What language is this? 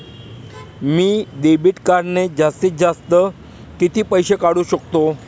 Marathi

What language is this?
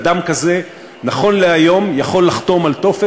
Hebrew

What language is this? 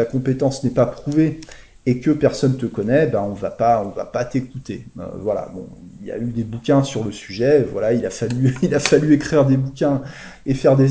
French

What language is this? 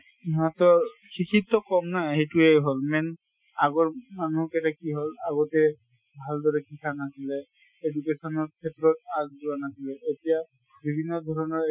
Assamese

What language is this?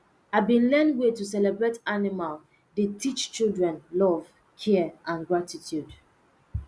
Nigerian Pidgin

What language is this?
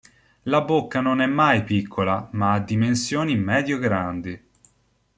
Italian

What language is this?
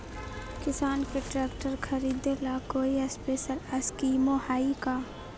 Magahi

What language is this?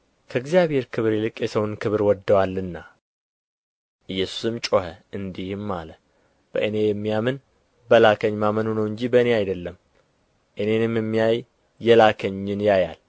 Amharic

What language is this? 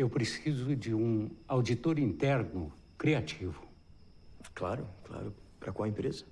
Portuguese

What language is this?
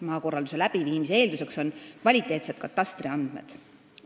Estonian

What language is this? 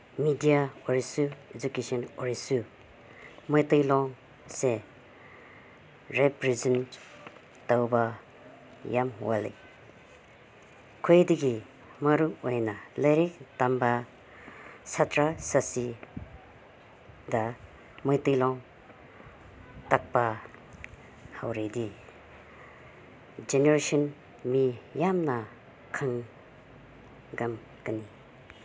Manipuri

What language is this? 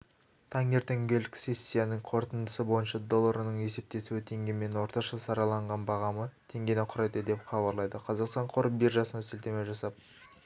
Kazakh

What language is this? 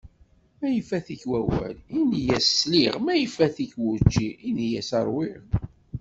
Kabyle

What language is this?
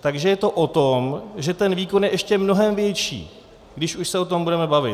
Czech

